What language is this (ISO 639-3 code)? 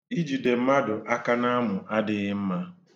ibo